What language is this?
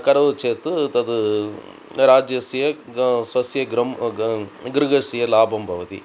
Sanskrit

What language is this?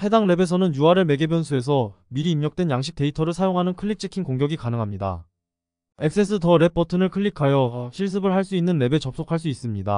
Korean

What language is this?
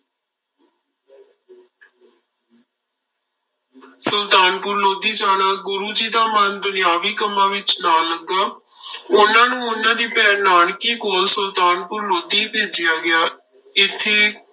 Punjabi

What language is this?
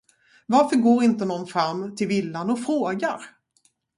Swedish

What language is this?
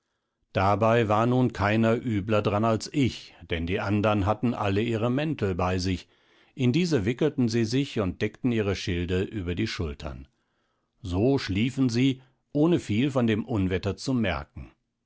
German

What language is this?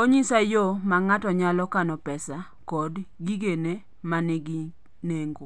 Luo (Kenya and Tanzania)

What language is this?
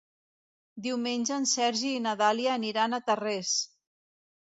Catalan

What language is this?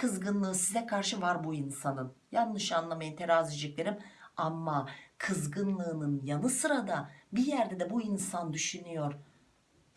Turkish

